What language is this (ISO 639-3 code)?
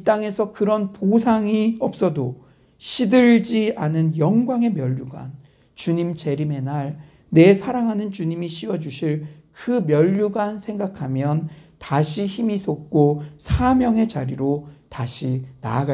kor